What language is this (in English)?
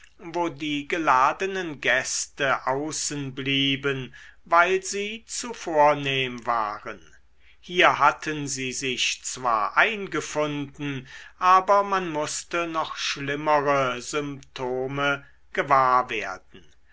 German